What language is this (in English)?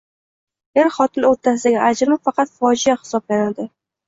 Uzbek